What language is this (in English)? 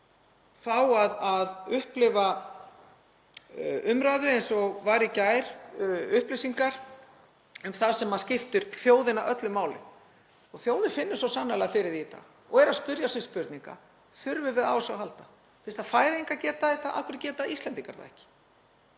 Icelandic